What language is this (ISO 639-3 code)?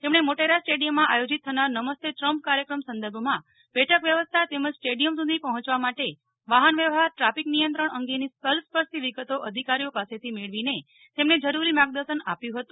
guj